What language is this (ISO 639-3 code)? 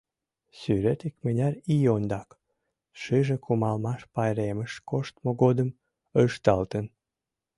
chm